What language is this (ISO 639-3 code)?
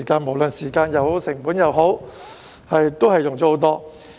yue